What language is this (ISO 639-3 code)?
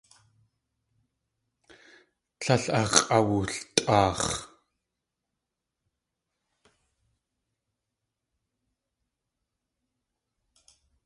tli